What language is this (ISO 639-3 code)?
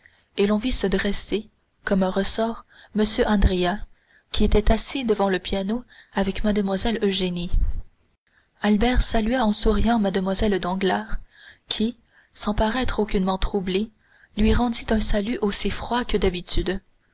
fra